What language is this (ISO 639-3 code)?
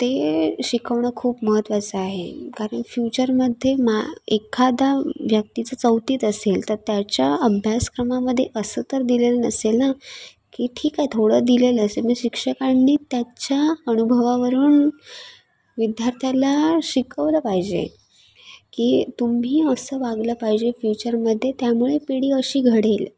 mar